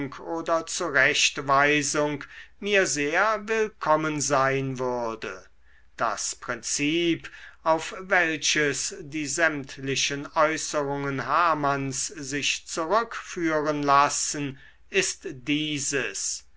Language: German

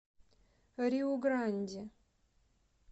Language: Russian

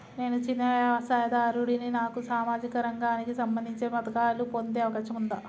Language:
Telugu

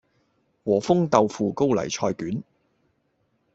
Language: Cantonese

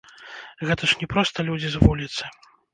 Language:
Belarusian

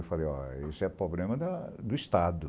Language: Portuguese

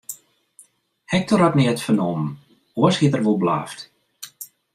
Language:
Western Frisian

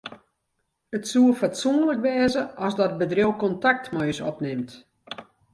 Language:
Western Frisian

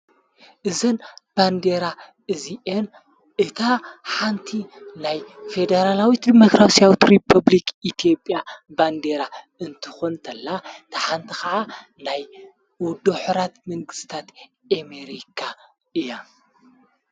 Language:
Tigrinya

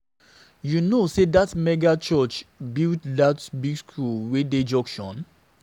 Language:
Nigerian Pidgin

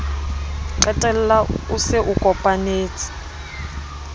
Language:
Southern Sotho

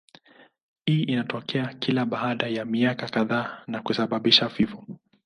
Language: Swahili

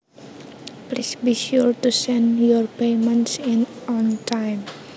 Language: Javanese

